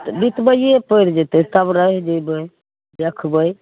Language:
Maithili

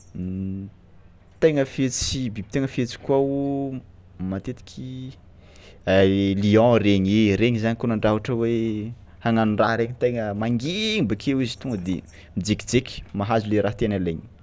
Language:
Tsimihety Malagasy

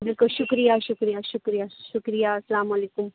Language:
Urdu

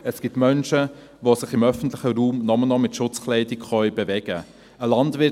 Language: Swiss German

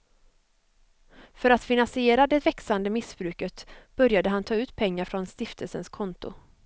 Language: Swedish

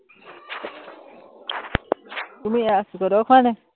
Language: Assamese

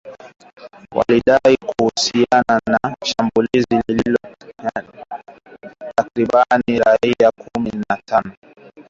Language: Swahili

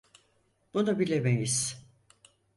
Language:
Turkish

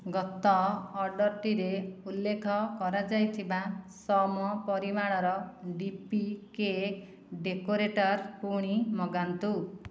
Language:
Odia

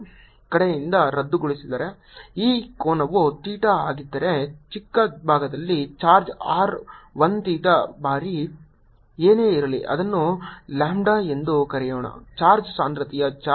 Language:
Kannada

